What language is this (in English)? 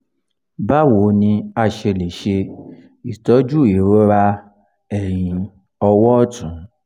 Yoruba